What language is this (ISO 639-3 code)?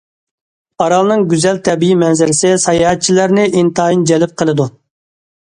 uig